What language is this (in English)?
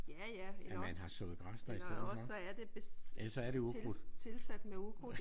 Danish